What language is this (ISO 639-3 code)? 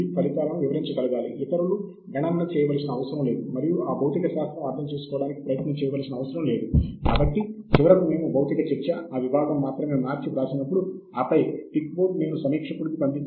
tel